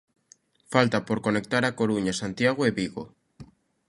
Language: Galician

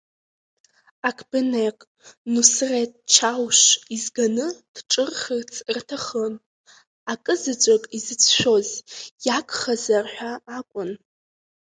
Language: Abkhazian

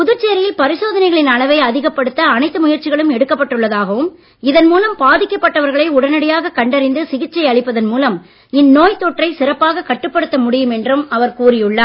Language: Tamil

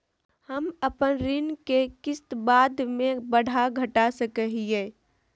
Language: Magahi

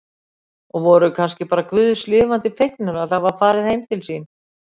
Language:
Icelandic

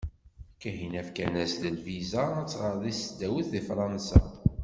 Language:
Kabyle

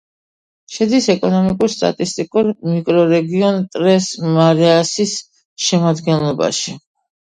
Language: Georgian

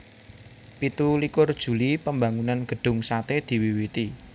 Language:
Javanese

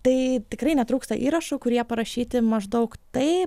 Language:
Lithuanian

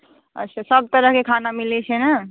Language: Maithili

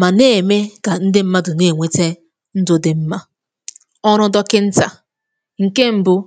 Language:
Igbo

